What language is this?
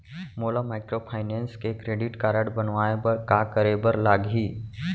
Chhattisgarhi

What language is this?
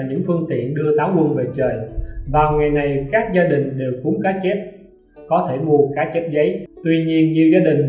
Vietnamese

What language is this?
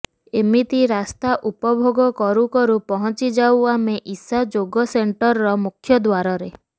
Odia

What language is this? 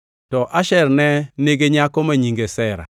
Luo (Kenya and Tanzania)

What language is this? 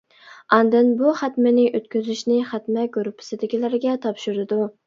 Uyghur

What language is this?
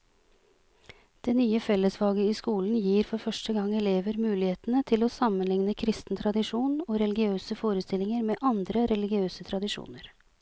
Norwegian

